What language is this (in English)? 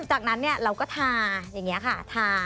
Thai